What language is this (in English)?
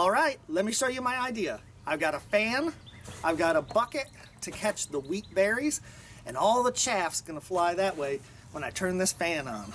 English